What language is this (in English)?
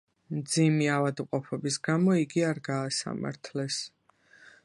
Georgian